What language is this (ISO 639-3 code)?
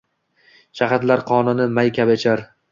uzb